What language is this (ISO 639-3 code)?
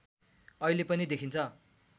nep